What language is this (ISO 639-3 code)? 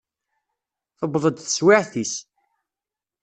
kab